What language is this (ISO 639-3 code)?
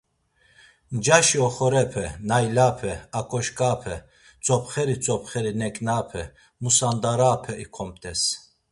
lzz